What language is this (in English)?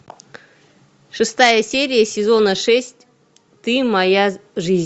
Russian